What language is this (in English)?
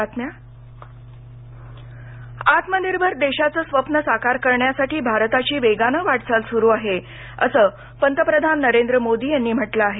Marathi